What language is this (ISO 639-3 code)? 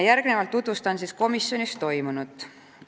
est